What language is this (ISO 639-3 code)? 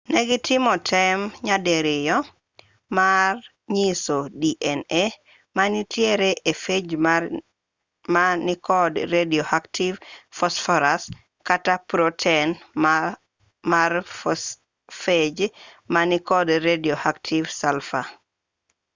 luo